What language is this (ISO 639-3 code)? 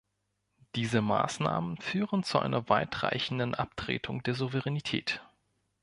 deu